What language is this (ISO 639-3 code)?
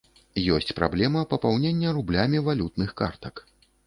bel